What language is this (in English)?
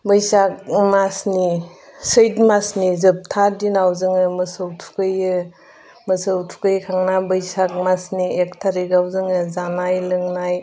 Bodo